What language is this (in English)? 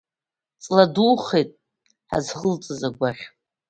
Abkhazian